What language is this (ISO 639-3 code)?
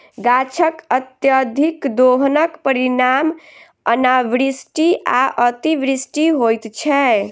mai